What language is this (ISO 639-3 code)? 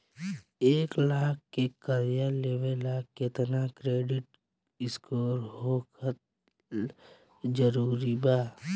bho